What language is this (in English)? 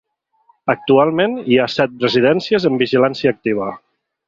Catalan